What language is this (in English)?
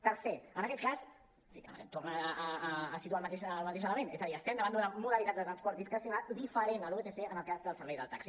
Catalan